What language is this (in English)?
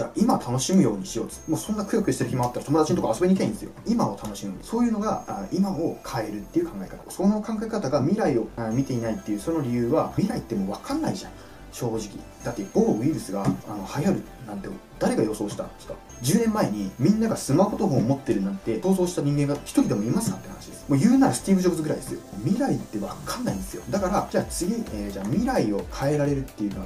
Japanese